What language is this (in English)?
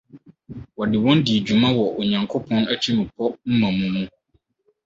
Akan